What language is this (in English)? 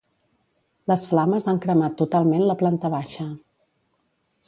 Catalan